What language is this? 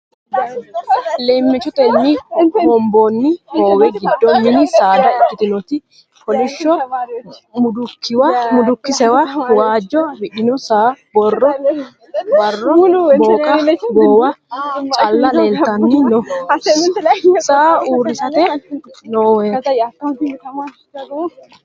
Sidamo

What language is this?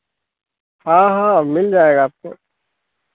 Hindi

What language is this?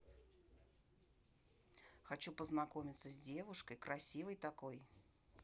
Russian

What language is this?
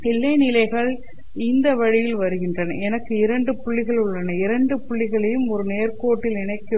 Tamil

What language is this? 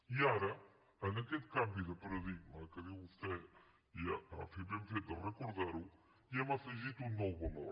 Catalan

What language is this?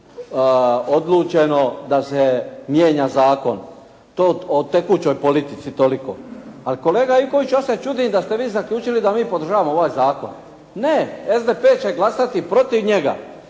Croatian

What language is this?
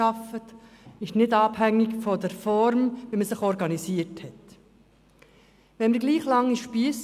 Swiss German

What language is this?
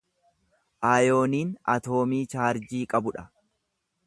Oromo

